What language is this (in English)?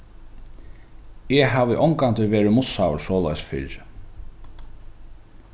Faroese